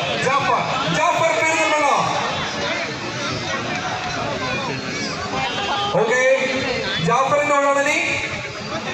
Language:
Arabic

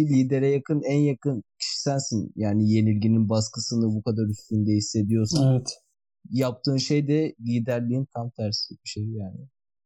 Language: Turkish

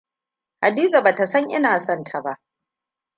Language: Hausa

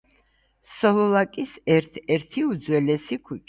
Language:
Georgian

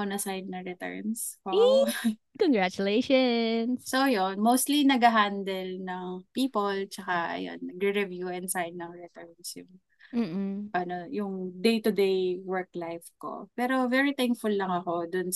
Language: Filipino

